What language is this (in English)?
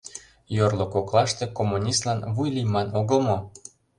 Mari